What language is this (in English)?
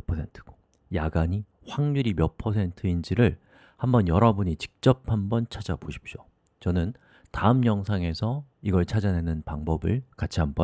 Korean